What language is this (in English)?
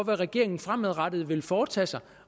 Danish